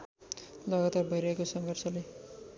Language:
Nepali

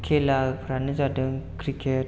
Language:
Bodo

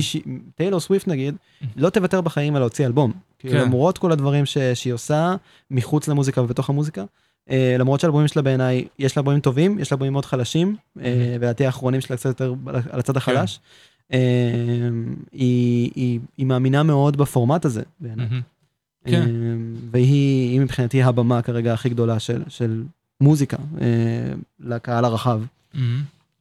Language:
Hebrew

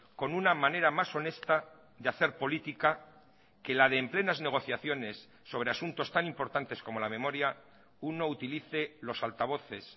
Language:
Spanish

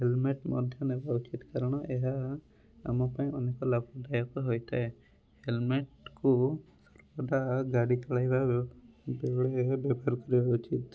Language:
Odia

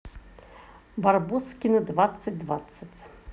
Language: Russian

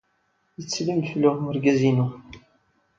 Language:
Kabyle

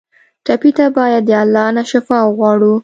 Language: Pashto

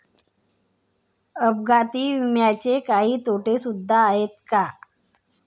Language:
Marathi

